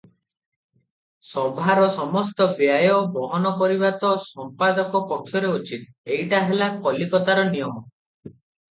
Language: Odia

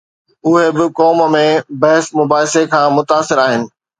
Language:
Sindhi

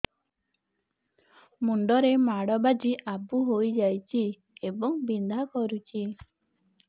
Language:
Odia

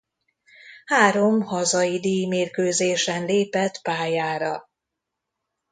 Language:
Hungarian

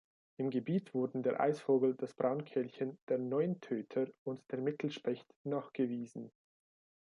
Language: German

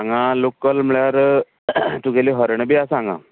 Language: Konkani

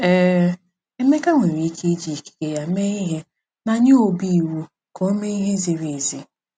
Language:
Igbo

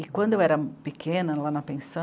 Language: Portuguese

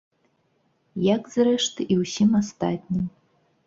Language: Belarusian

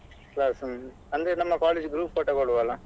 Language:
Kannada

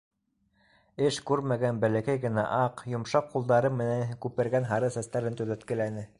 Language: Bashkir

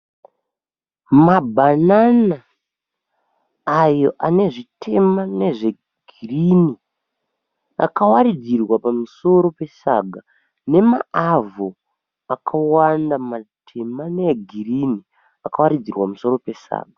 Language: Shona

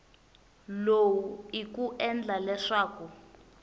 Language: Tsonga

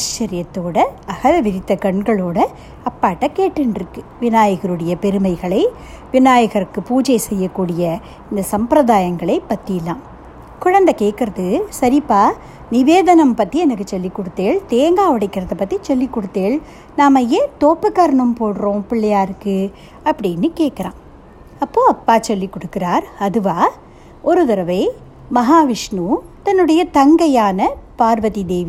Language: Tamil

